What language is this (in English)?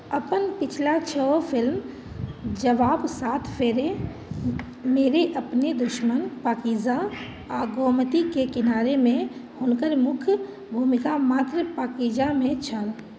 Maithili